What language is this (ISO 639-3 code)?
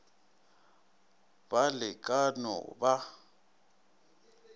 nso